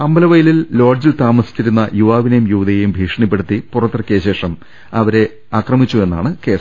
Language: Malayalam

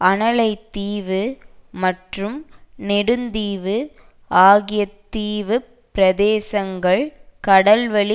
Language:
Tamil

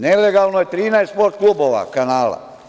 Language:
Serbian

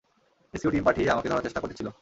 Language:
Bangla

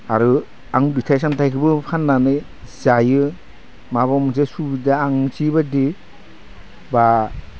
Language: Bodo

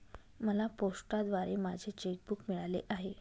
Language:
Marathi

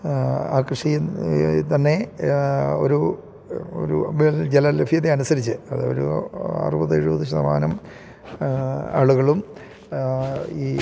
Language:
Malayalam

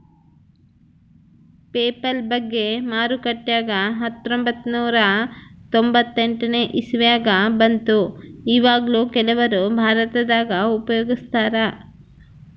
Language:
Kannada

